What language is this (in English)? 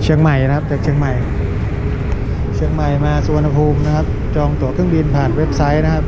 Thai